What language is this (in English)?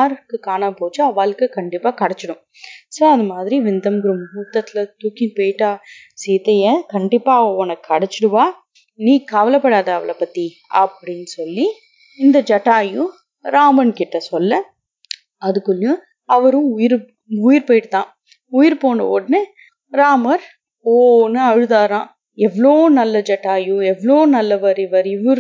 Tamil